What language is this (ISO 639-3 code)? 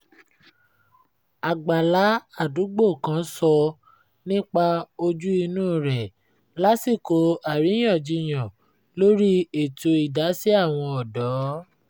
yor